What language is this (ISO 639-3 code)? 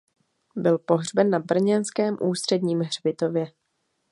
ces